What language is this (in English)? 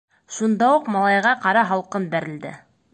Bashkir